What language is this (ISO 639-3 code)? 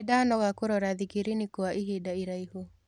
kik